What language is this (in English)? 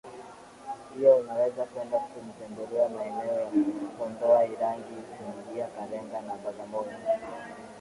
Swahili